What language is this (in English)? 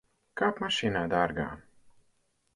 Latvian